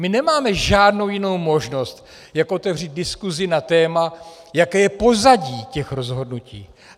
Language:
Czech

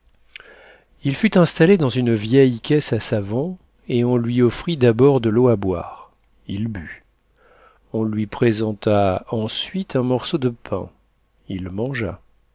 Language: French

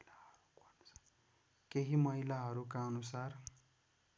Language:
Nepali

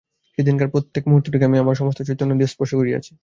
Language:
Bangla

